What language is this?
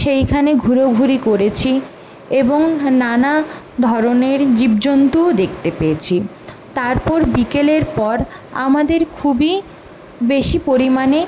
Bangla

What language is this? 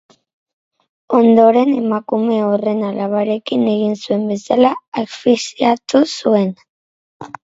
Basque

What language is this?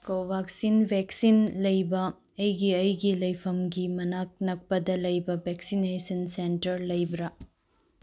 Manipuri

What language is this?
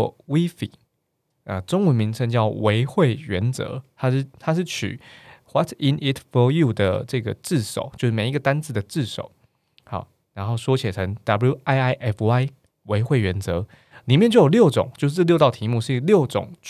Chinese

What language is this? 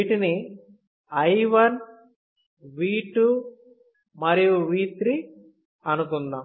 Telugu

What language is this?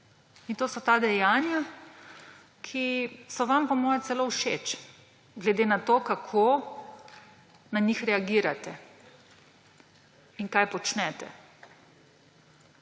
Slovenian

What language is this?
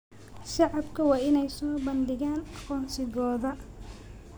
Somali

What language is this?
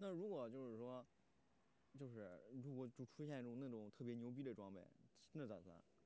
Chinese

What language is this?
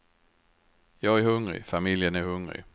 Swedish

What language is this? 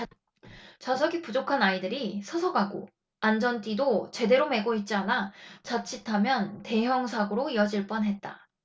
Korean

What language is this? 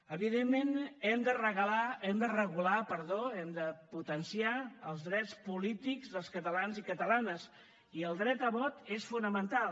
Catalan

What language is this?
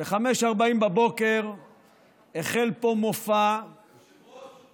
Hebrew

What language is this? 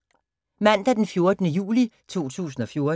Danish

